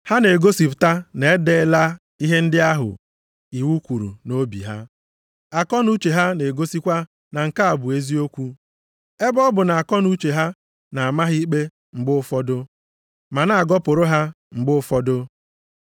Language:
Igbo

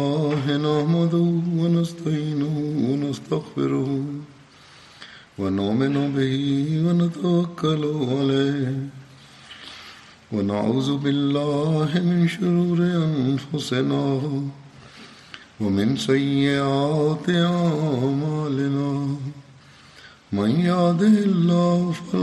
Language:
Bulgarian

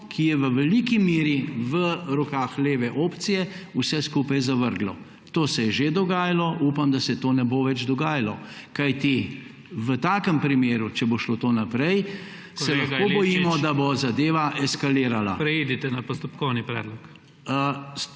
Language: Slovenian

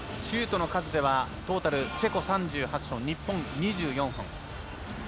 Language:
Japanese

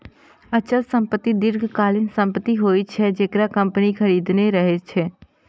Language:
Maithili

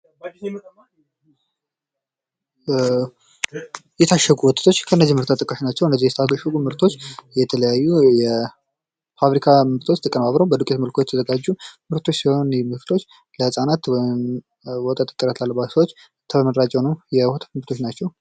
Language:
Amharic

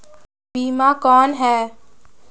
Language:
Chhattisgarhi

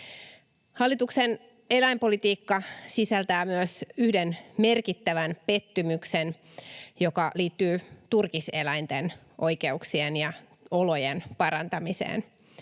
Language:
Finnish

